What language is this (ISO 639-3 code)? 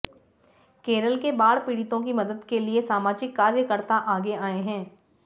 hin